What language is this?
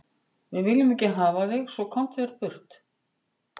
Icelandic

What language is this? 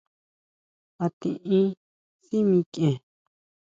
Huautla Mazatec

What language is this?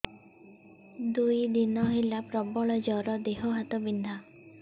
Odia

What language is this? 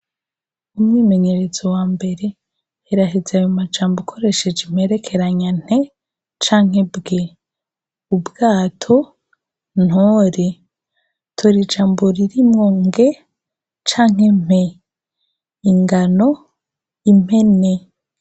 Rundi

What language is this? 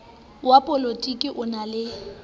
Southern Sotho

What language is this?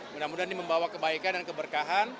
Indonesian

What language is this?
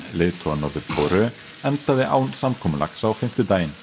Icelandic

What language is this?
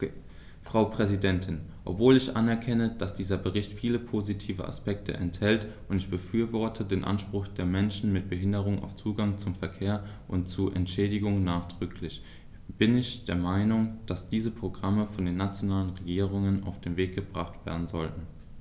German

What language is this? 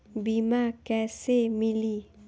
Bhojpuri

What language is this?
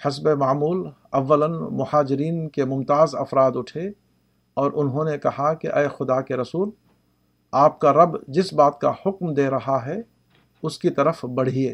Urdu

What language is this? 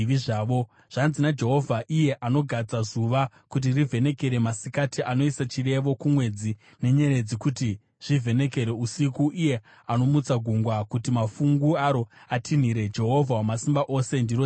Shona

